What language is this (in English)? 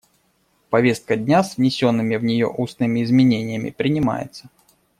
Russian